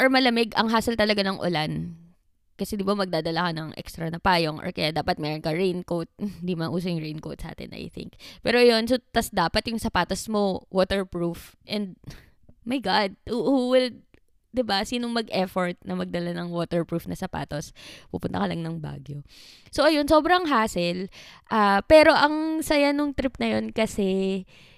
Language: Filipino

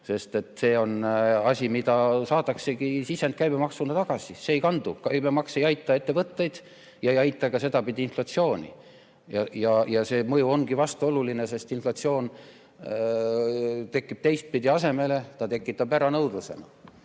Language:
Estonian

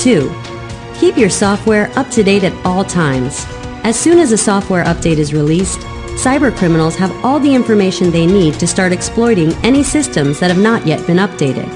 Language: English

